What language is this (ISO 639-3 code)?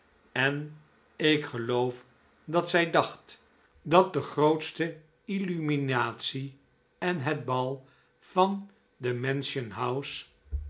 nld